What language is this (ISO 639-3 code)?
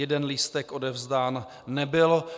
ces